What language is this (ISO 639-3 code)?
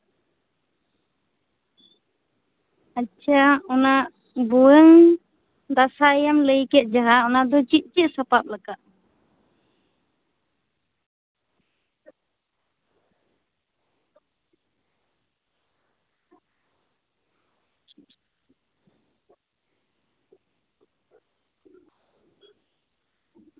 sat